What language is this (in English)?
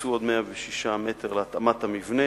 Hebrew